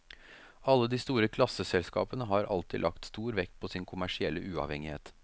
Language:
Norwegian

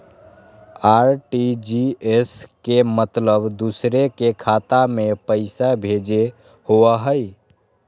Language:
Magahi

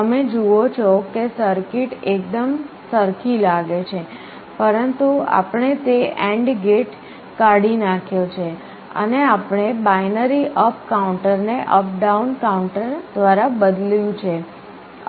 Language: Gujarati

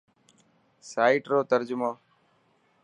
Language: Dhatki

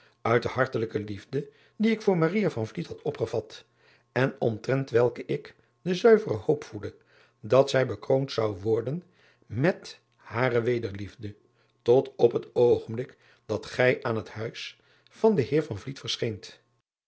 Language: Dutch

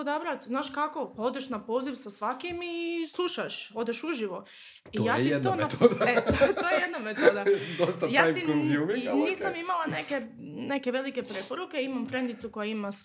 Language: Croatian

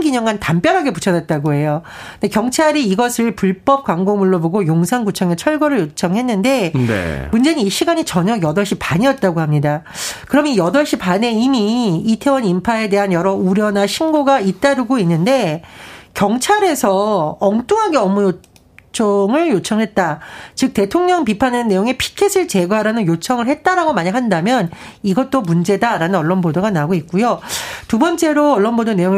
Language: Korean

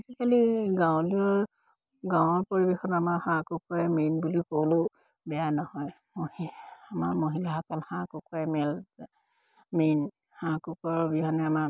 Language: Assamese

